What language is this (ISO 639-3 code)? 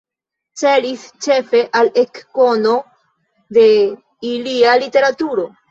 epo